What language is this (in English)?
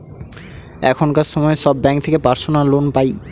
Bangla